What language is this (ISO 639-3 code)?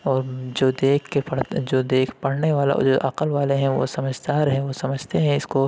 urd